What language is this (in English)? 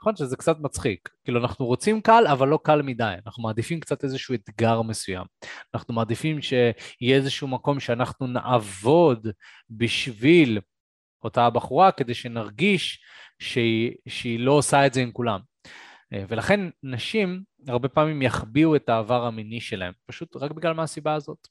Hebrew